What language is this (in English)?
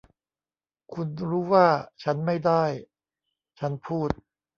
Thai